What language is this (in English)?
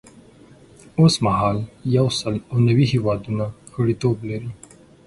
Pashto